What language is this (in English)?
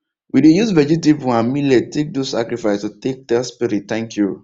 Nigerian Pidgin